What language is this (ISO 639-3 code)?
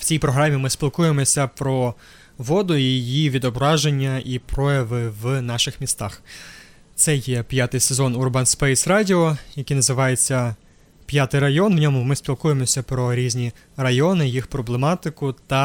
ukr